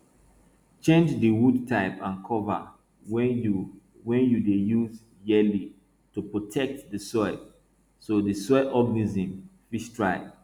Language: Nigerian Pidgin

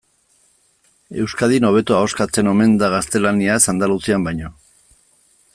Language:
Basque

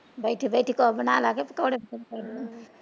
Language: Punjabi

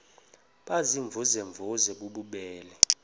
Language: Xhosa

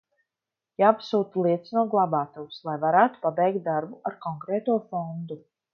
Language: Latvian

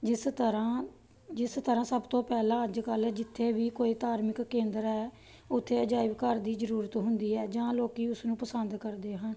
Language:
Punjabi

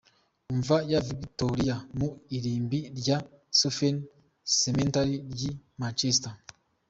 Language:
Kinyarwanda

